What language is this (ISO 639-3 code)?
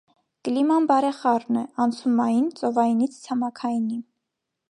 hye